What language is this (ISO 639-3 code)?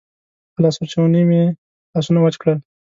pus